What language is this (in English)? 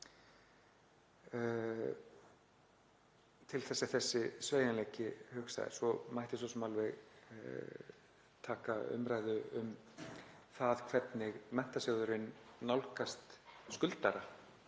Icelandic